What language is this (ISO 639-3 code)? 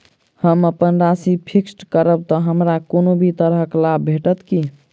mai